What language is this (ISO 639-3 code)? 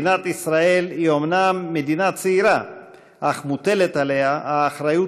heb